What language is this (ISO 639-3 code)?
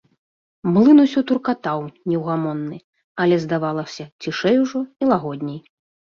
bel